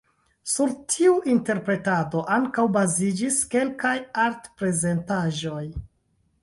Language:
Esperanto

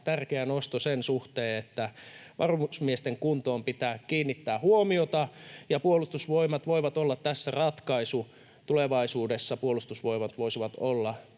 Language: Finnish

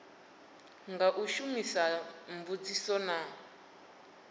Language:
Venda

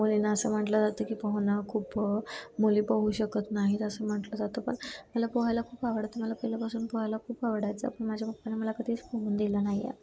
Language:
Marathi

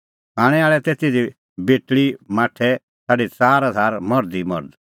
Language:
Kullu Pahari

